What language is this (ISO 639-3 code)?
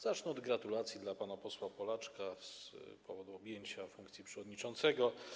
pol